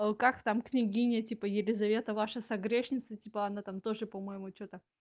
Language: Russian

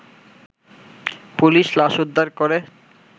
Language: Bangla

